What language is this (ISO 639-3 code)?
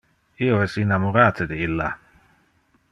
ina